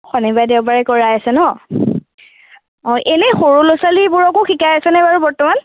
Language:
Assamese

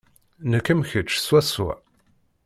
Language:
Kabyle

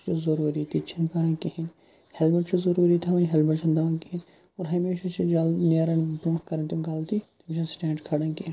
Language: Kashmiri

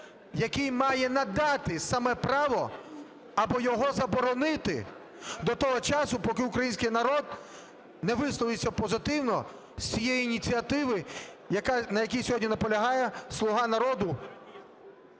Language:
Ukrainian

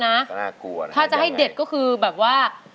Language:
Thai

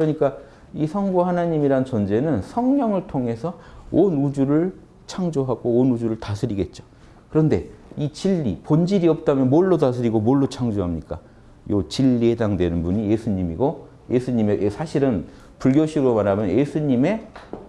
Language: Korean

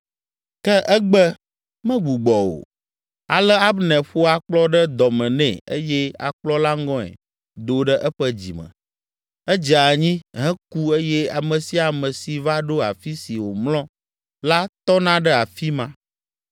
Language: Ewe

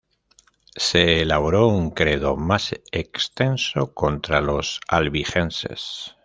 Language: Spanish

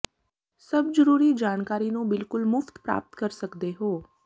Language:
Punjabi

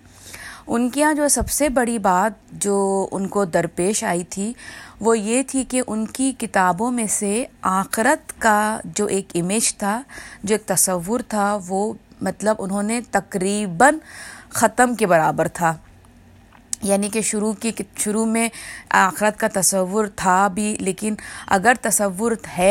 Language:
Urdu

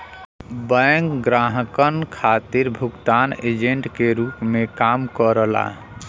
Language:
Bhojpuri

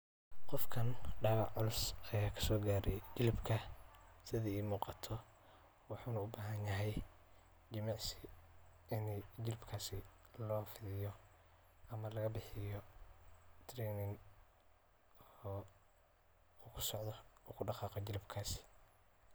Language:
Somali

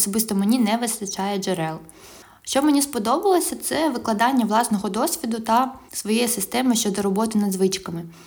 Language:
Ukrainian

